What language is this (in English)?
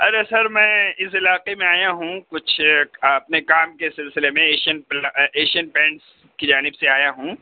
Urdu